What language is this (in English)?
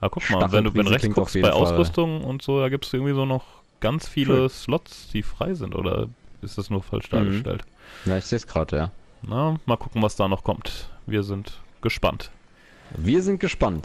German